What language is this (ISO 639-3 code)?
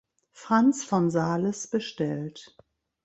deu